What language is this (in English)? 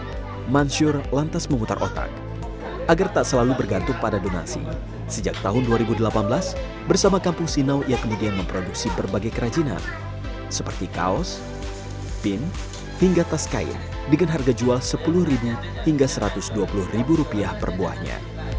Indonesian